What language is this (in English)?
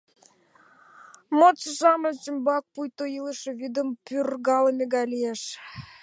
Mari